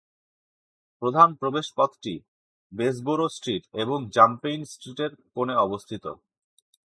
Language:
Bangla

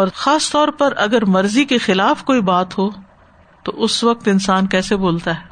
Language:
Urdu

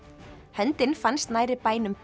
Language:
Icelandic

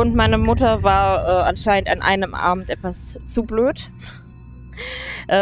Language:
German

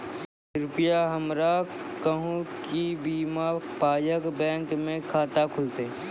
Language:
Maithili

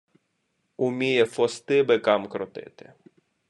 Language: Ukrainian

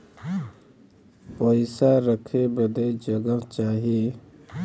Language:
Bhojpuri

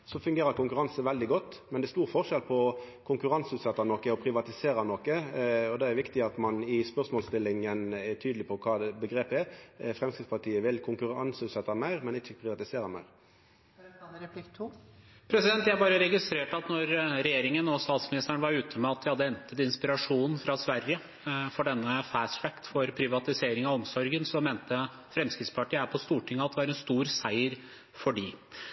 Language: Norwegian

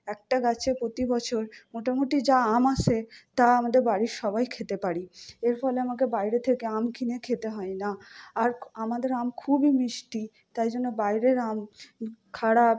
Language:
Bangla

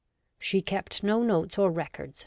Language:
English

